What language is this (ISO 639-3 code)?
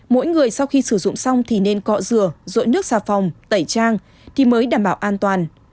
vie